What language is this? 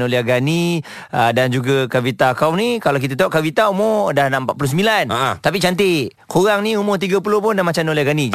Malay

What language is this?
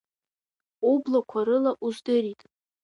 Abkhazian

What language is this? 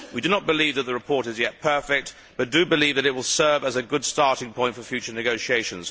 English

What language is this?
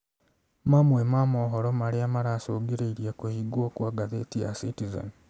Kikuyu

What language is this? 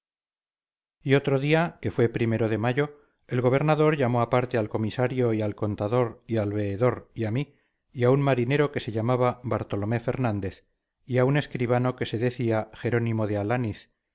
Spanish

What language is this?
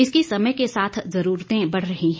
Hindi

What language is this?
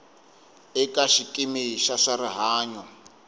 Tsonga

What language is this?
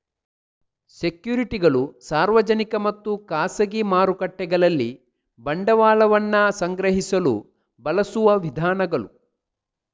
Kannada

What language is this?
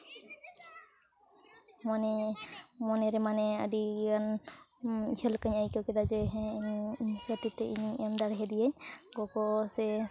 Santali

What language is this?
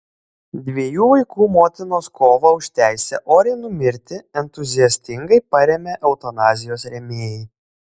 Lithuanian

